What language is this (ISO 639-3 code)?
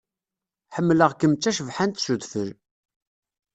kab